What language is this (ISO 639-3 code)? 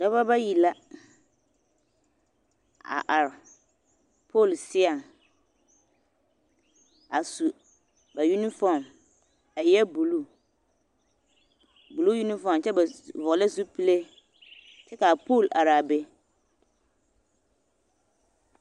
dga